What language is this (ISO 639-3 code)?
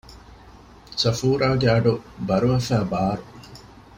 div